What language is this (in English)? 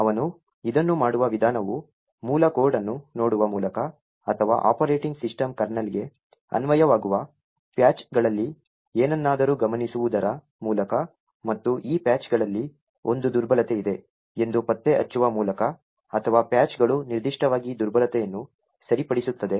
Kannada